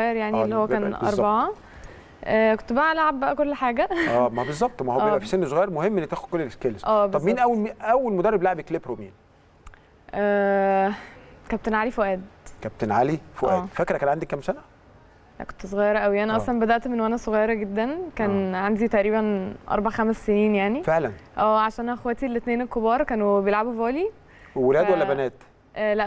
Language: Arabic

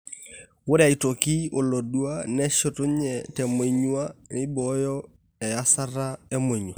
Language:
Masai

